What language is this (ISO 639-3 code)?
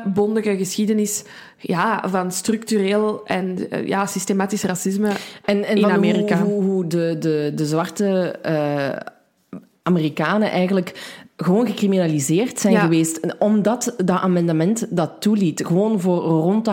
nld